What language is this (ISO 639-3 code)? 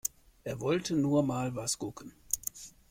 deu